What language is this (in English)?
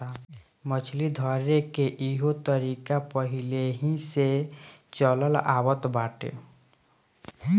Bhojpuri